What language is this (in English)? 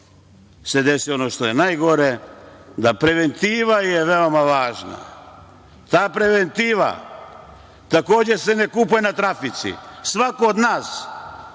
Serbian